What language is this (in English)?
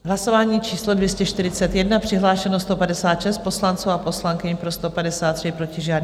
Czech